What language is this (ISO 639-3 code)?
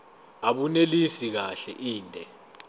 zul